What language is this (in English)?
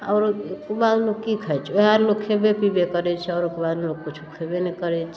Maithili